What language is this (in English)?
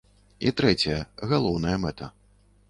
Belarusian